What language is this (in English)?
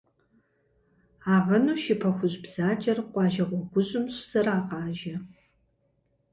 Kabardian